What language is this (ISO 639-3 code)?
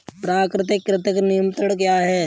hin